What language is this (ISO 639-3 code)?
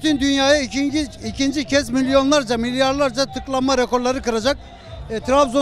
tur